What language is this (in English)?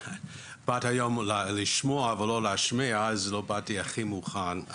Hebrew